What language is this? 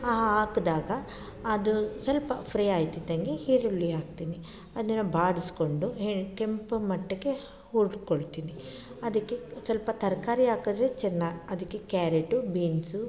Kannada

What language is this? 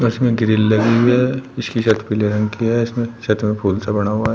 Hindi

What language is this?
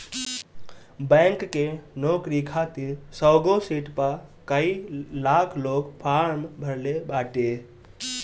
Bhojpuri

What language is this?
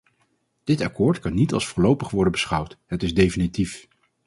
Dutch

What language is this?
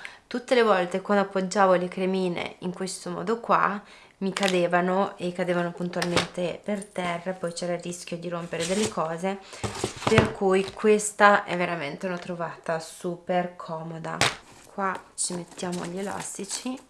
Italian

